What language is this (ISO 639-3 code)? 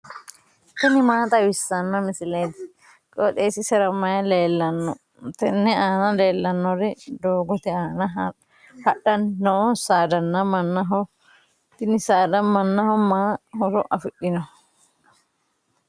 sid